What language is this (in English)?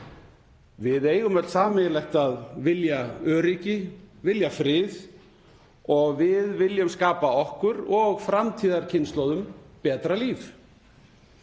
Icelandic